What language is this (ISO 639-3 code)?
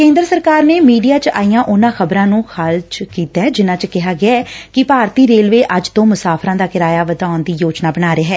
pan